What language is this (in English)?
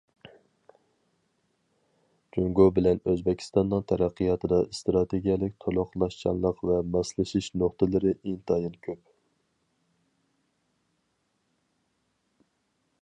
Uyghur